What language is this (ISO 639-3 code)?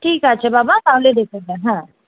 ben